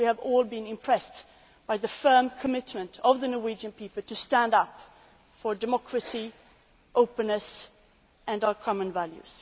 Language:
English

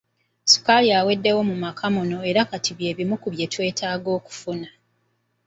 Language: Ganda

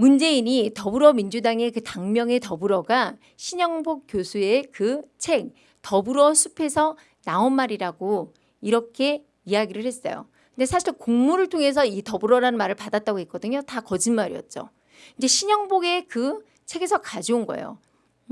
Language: Korean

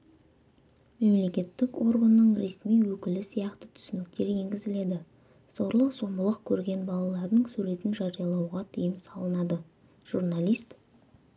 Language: Kazakh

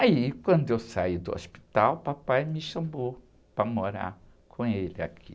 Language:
Portuguese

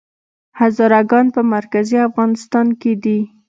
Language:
Pashto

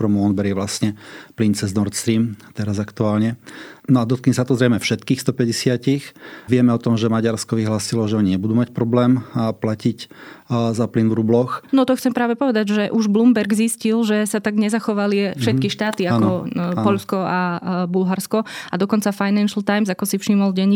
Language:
Slovak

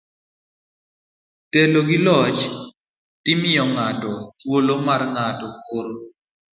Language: Luo (Kenya and Tanzania)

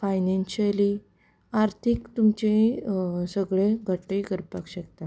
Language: Konkani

